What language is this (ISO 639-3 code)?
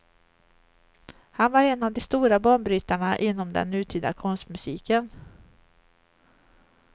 swe